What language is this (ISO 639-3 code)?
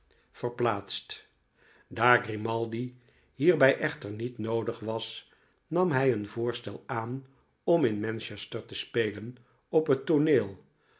nld